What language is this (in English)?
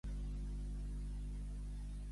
Catalan